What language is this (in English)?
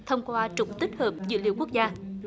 Vietnamese